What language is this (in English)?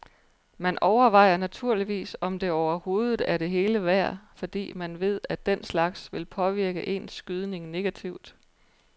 Danish